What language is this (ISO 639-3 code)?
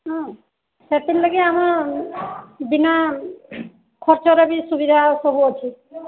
ori